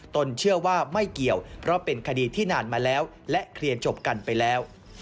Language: Thai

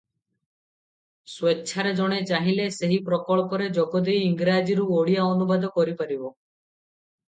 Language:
Odia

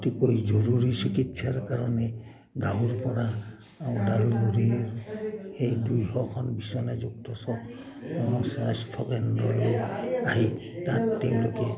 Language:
Assamese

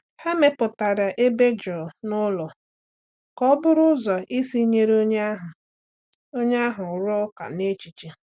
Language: Igbo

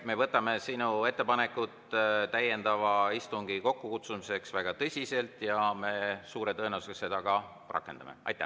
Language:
Estonian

